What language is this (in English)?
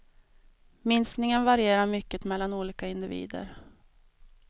Swedish